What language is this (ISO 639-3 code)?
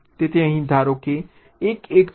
guj